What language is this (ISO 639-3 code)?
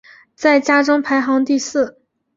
zho